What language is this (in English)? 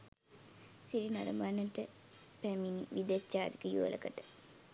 Sinhala